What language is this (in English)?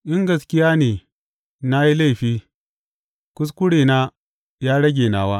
Hausa